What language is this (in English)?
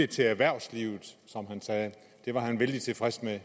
Danish